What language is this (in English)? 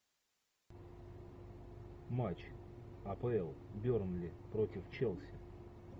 Russian